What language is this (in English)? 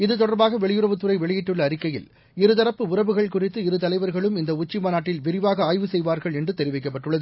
Tamil